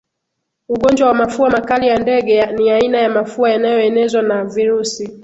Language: Swahili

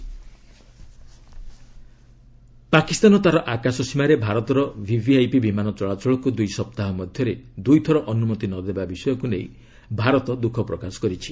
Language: Odia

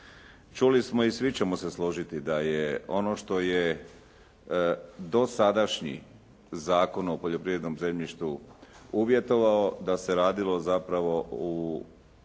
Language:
Croatian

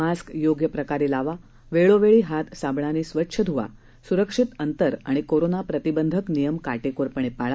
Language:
Marathi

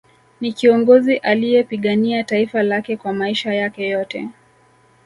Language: Swahili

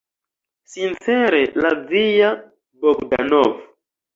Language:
Esperanto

